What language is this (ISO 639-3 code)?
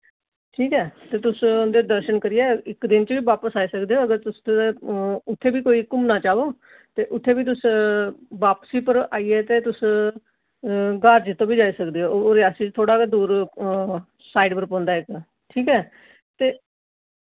doi